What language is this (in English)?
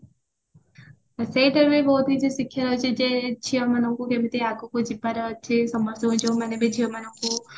Odia